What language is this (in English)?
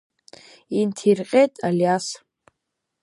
Abkhazian